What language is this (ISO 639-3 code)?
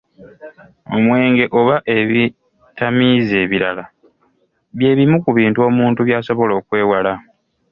lug